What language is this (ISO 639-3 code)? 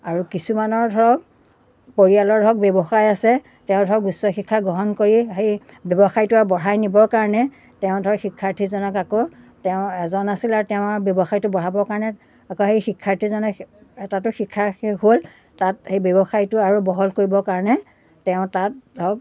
asm